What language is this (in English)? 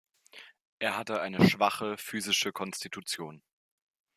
German